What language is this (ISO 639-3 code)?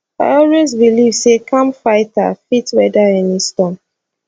pcm